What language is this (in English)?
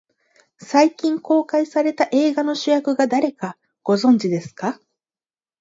Japanese